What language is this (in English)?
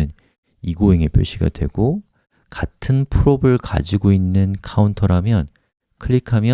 Korean